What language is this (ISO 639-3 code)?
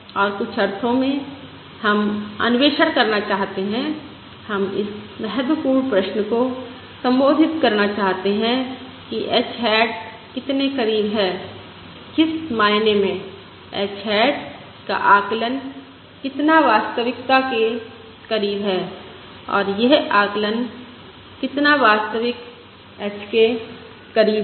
hin